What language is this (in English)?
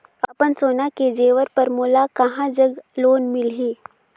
Chhattisgarhi